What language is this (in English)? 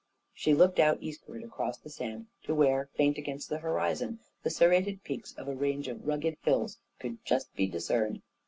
English